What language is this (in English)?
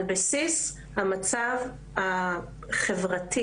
Hebrew